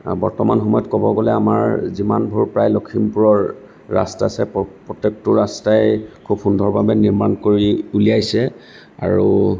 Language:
Assamese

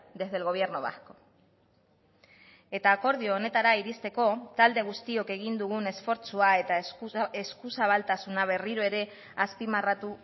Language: Basque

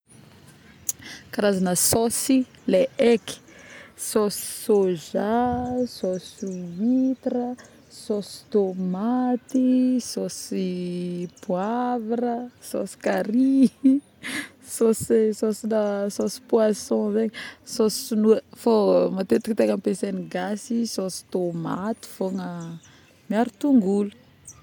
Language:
Northern Betsimisaraka Malagasy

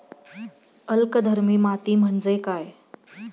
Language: Marathi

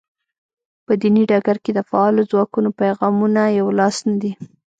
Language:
Pashto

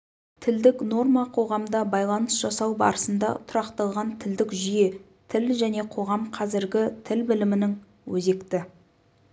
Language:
Kazakh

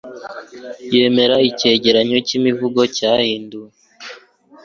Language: Kinyarwanda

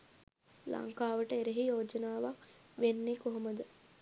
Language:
Sinhala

